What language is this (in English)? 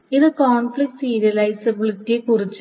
Malayalam